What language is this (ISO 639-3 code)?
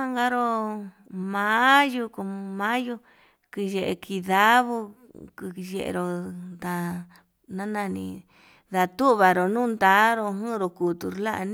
mab